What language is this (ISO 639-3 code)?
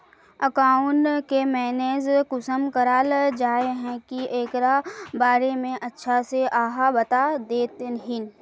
mag